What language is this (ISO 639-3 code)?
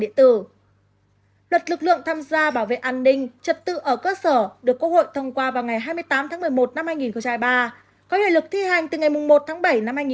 vie